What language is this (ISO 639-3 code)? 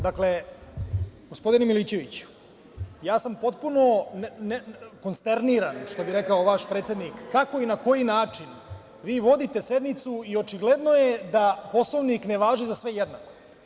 srp